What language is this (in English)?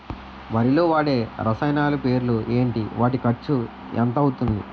Telugu